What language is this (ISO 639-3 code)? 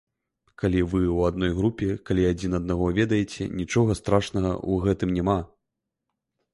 bel